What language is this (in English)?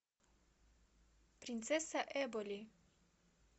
Russian